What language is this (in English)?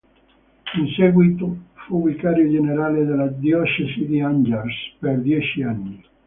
Italian